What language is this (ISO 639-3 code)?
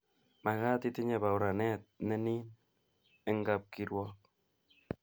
kln